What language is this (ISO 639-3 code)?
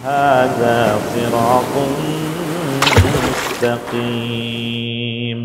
ind